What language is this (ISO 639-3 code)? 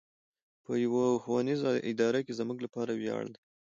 pus